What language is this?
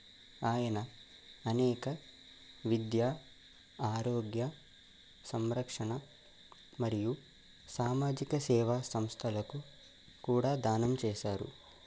Telugu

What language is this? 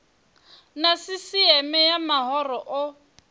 Venda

